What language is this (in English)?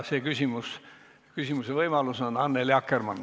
Estonian